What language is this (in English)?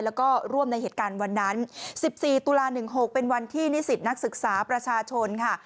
Thai